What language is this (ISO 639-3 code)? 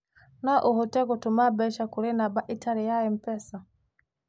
kik